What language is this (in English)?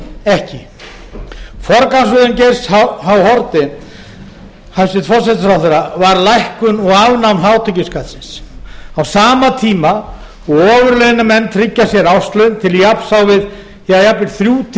Icelandic